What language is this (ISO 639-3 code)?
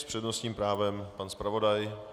ces